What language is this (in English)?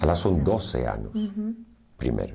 Portuguese